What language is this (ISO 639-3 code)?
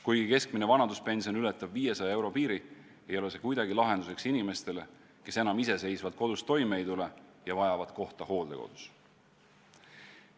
est